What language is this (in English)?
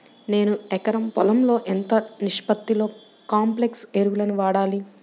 Telugu